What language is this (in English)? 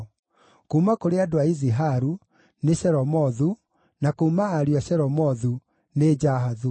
Kikuyu